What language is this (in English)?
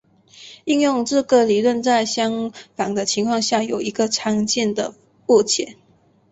Chinese